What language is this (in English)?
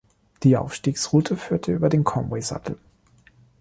German